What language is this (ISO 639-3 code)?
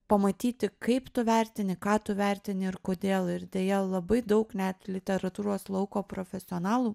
lit